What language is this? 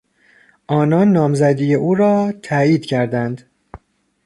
Persian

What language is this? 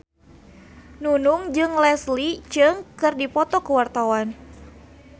Sundanese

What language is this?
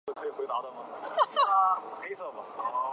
Chinese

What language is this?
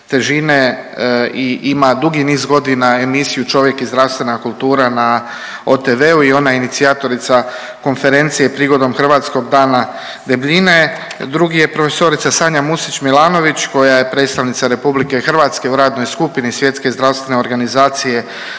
Croatian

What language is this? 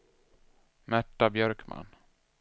Swedish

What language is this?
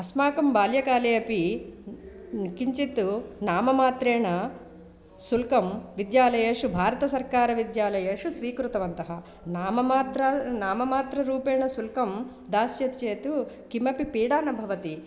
Sanskrit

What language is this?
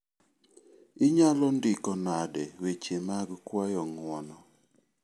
Luo (Kenya and Tanzania)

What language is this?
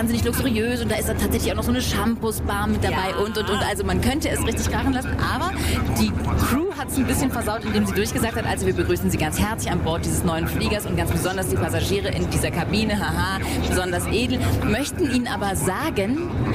German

